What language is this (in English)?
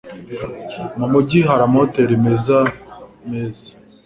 Kinyarwanda